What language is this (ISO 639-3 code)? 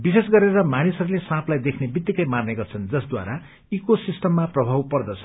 nep